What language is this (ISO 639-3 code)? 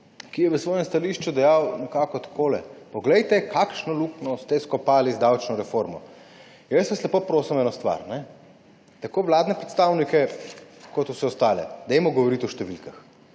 slv